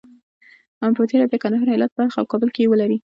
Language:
Pashto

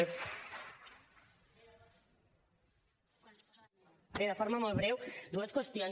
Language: Catalan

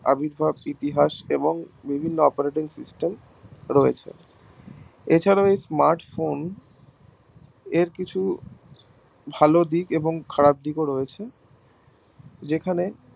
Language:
Bangla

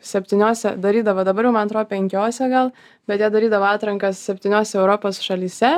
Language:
Lithuanian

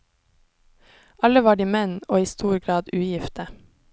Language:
Norwegian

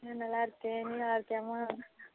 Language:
Tamil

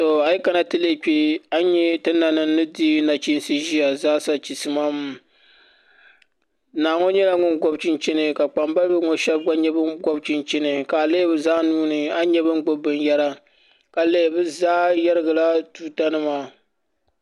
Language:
Dagbani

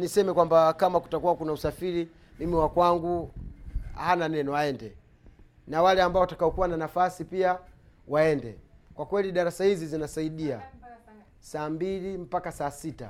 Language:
Swahili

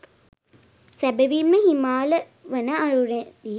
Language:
Sinhala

